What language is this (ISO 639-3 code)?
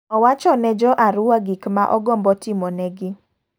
luo